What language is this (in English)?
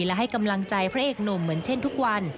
Thai